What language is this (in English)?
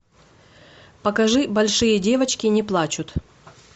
Russian